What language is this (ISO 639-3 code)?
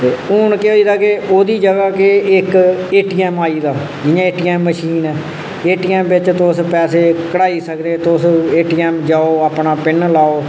doi